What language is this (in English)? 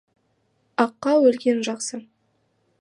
Kazakh